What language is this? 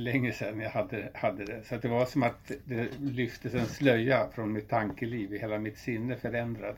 Swedish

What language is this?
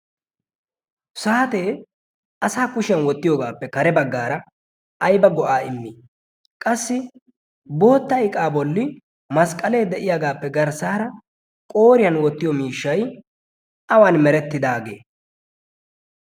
Wolaytta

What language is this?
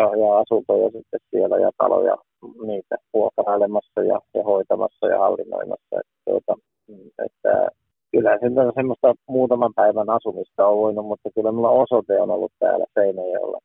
Finnish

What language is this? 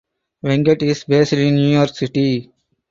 English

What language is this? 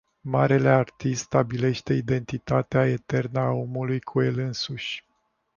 Romanian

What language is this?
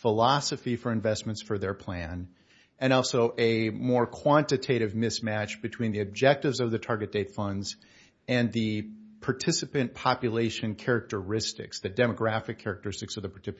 English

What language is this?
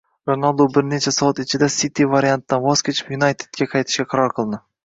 Uzbek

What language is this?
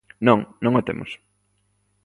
Galician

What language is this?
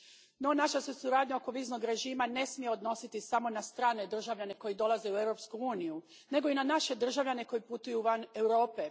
Croatian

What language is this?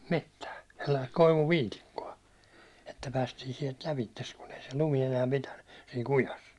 Finnish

